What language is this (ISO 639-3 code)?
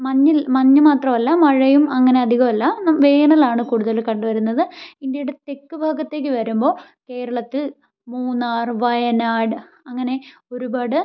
mal